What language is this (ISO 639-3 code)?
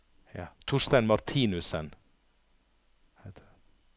nor